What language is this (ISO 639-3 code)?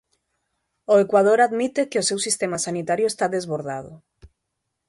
glg